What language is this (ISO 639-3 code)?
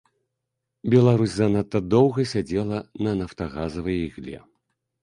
bel